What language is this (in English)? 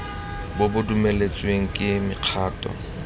Tswana